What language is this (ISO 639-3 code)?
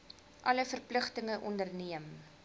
afr